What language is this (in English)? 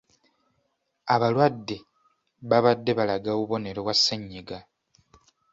Ganda